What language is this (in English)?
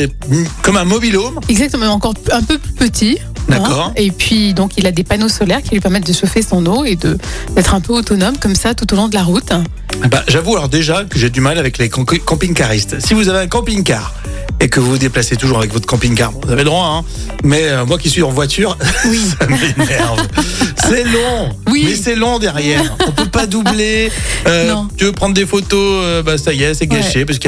French